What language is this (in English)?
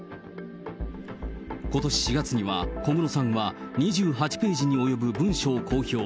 Japanese